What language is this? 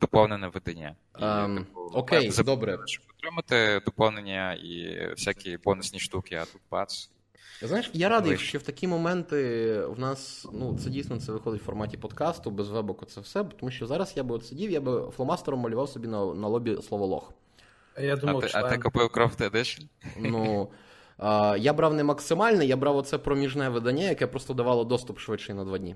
Ukrainian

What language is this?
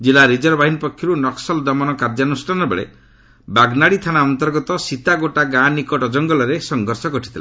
Odia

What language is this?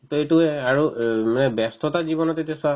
Assamese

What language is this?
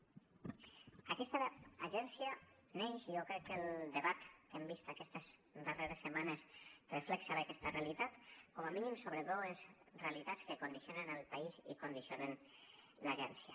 Catalan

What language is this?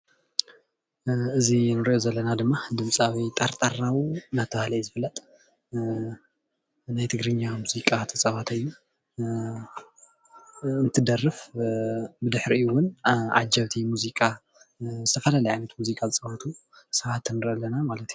Tigrinya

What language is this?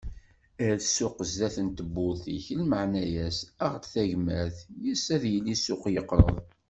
Kabyle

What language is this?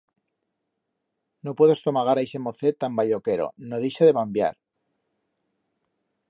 Aragonese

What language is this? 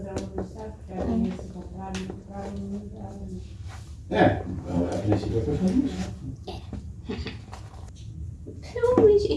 Portuguese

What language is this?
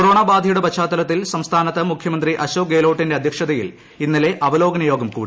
Malayalam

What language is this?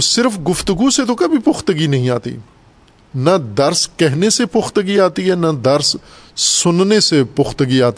Urdu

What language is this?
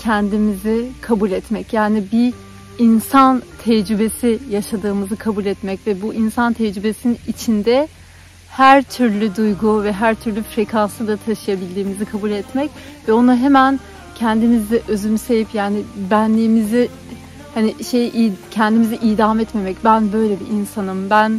Turkish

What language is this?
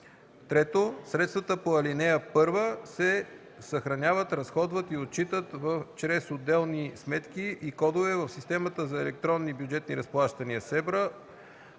Bulgarian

